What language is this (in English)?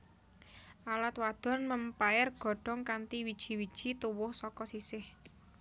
Javanese